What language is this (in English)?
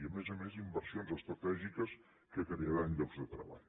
Catalan